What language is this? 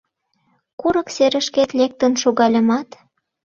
Mari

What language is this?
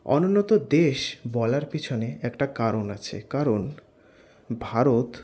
Bangla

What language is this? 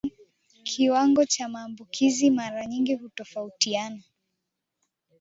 Swahili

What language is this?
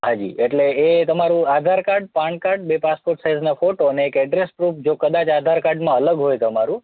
Gujarati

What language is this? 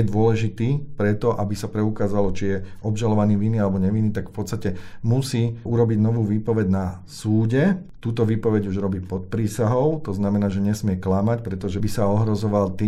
Slovak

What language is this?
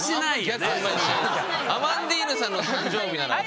Japanese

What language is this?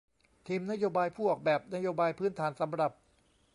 Thai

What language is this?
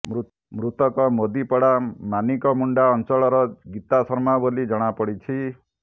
Odia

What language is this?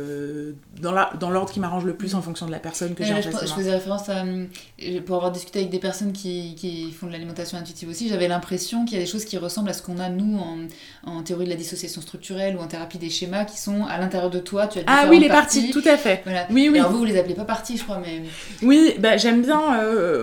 French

